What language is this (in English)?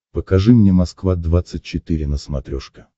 Russian